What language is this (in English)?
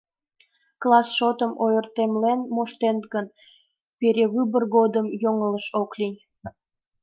Mari